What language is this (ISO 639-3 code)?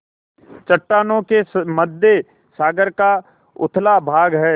hin